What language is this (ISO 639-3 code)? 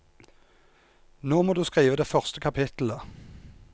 nor